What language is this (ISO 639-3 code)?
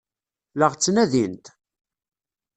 kab